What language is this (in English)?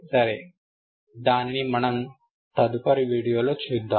Telugu